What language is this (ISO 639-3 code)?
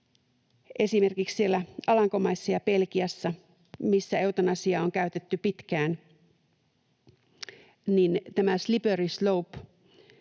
fin